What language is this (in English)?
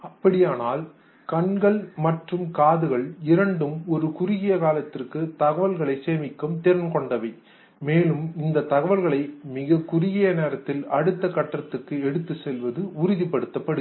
Tamil